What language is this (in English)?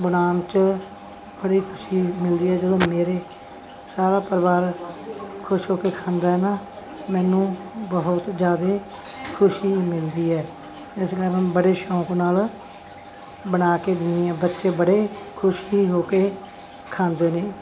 Punjabi